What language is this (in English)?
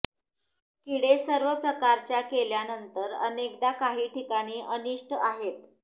Marathi